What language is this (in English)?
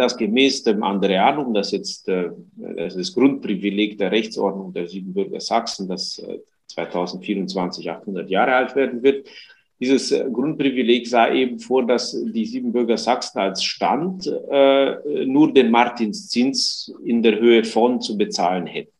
German